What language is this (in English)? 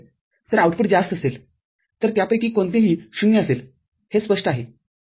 Marathi